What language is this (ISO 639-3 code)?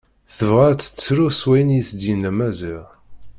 kab